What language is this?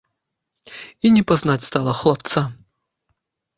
Belarusian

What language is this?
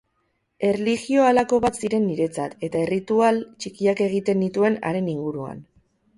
Basque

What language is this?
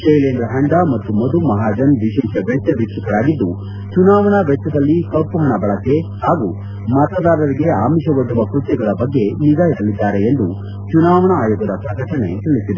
Kannada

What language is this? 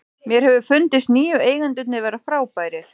Icelandic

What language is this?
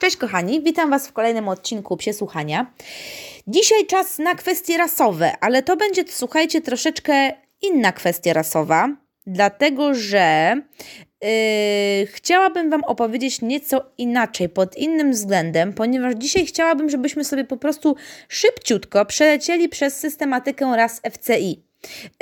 Polish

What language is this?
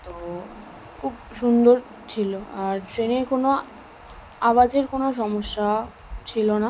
Bangla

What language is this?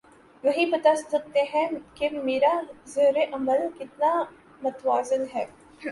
Urdu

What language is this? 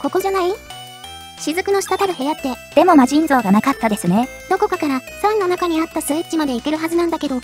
Japanese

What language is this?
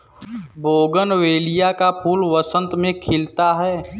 Hindi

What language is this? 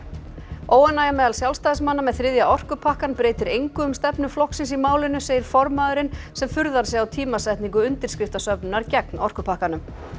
Icelandic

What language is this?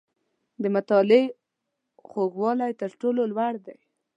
Pashto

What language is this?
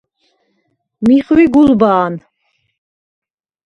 Svan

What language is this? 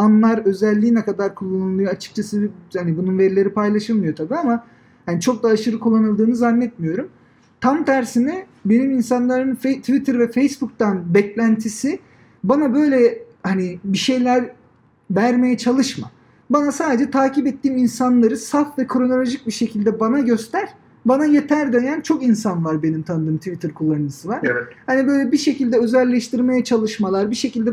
Turkish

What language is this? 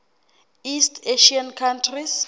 Southern Sotho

